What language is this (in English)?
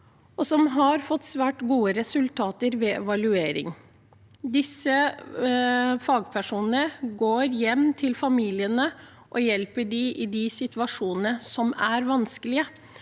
Norwegian